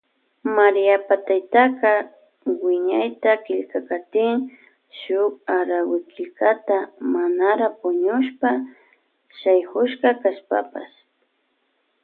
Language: Loja Highland Quichua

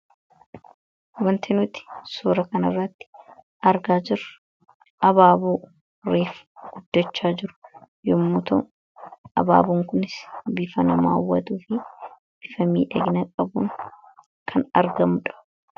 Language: Oromo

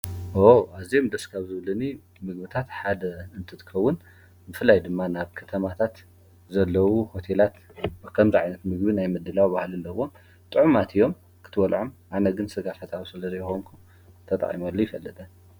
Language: Tigrinya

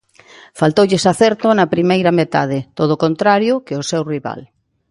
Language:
Galician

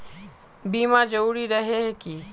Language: Magahi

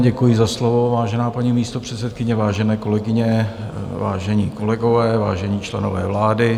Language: Czech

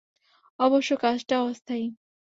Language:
Bangla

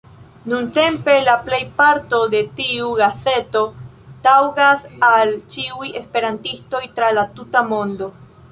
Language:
Esperanto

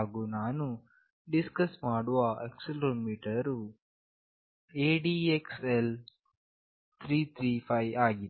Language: Kannada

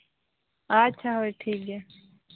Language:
Santali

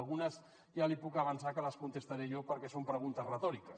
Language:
Catalan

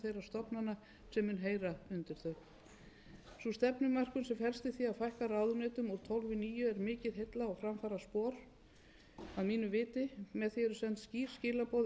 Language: Icelandic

